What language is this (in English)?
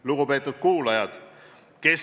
Estonian